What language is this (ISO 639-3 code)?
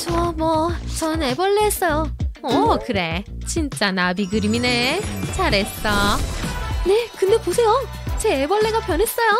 kor